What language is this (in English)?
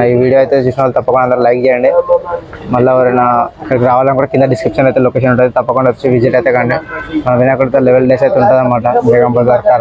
Telugu